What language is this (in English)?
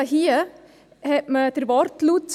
Swiss German